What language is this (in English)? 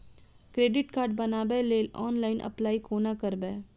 Maithili